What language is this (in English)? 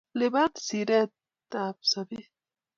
Kalenjin